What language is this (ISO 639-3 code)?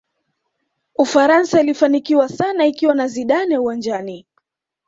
swa